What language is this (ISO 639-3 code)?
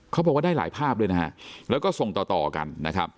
tha